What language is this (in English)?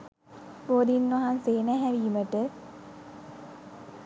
Sinhala